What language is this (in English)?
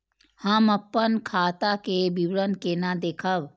Maithili